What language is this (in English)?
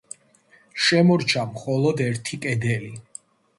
Georgian